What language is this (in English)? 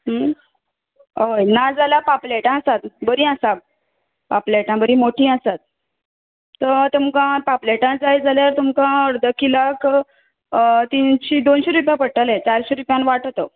Konkani